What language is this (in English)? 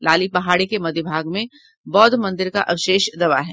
Hindi